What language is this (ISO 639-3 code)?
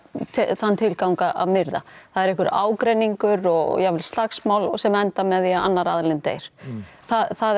isl